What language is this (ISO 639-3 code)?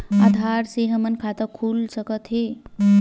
hne